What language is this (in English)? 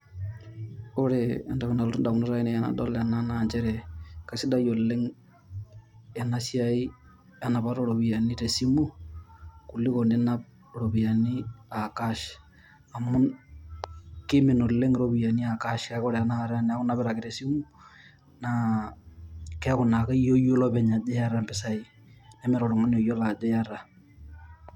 Masai